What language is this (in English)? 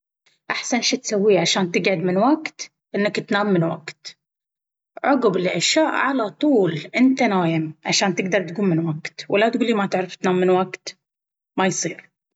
Baharna Arabic